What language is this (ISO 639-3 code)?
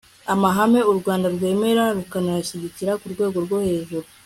kin